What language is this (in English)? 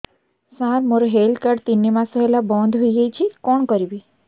Odia